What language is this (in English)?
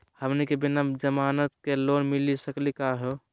Magahi